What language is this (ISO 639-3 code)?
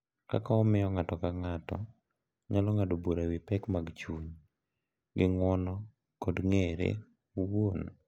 luo